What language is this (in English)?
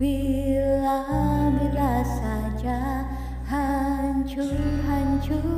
Malay